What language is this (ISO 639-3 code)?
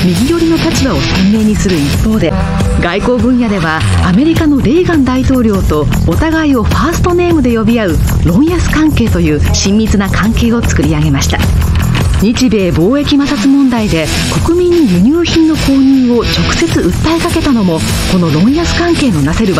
jpn